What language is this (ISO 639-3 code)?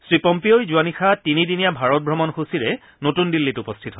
asm